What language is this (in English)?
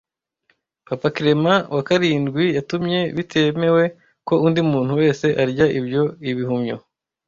Kinyarwanda